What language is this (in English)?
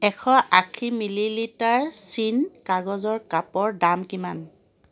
Assamese